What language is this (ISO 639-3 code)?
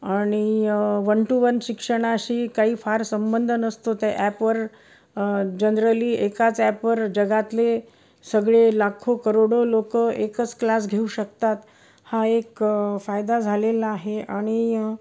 mar